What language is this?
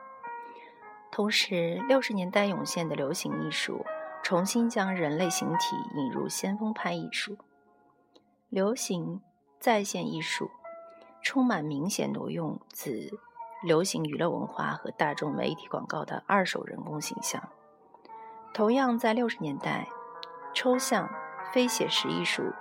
Chinese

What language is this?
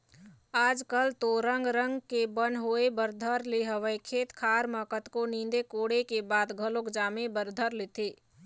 Chhattisgarhi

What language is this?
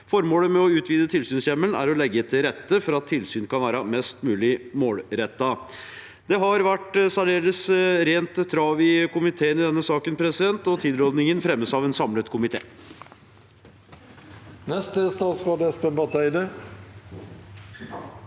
Norwegian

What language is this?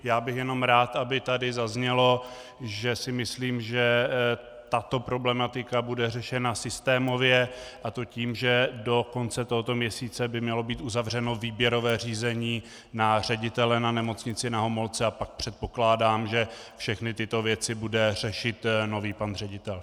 Czech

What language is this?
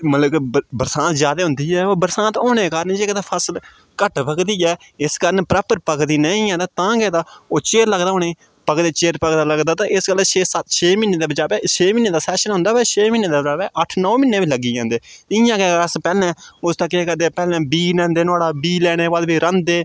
Dogri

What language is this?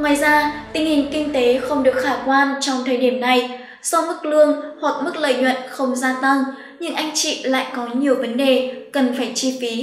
Vietnamese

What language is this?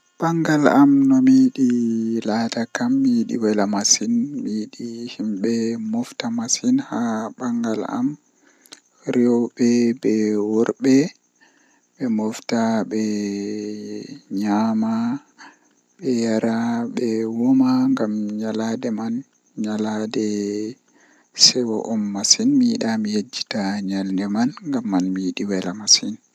Western Niger Fulfulde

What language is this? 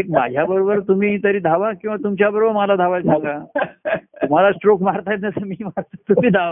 Marathi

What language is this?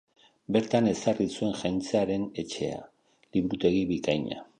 Basque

